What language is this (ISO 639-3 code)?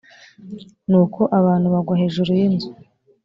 kin